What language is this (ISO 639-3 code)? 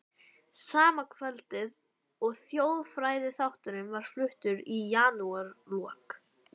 isl